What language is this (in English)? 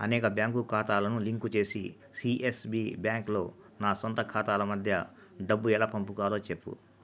Telugu